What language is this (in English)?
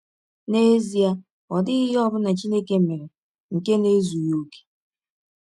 Igbo